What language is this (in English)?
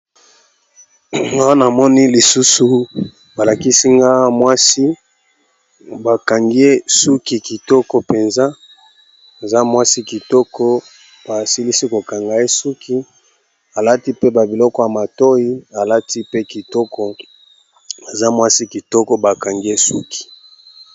Lingala